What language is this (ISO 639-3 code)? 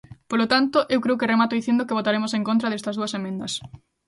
glg